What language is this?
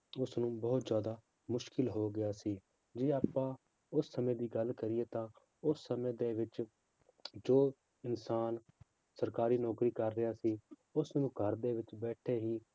Punjabi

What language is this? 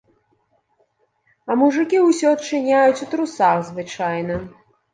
Belarusian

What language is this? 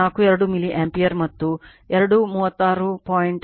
Kannada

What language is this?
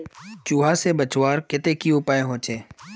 Magahi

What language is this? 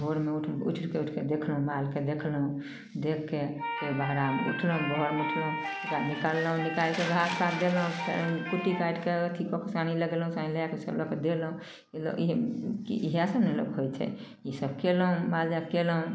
Maithili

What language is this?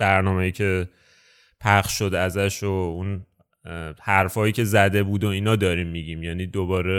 Persian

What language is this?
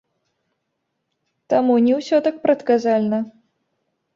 Belarusian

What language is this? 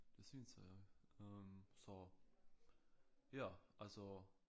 Danish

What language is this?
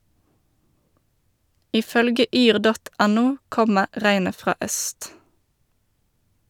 Norwegian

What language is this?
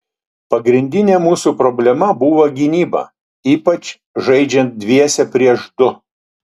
Lithuanian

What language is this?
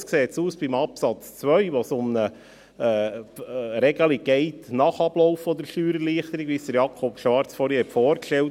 Swiss German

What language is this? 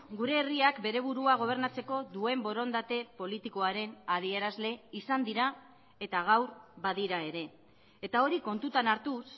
Basque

